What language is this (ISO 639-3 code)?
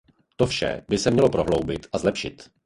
ces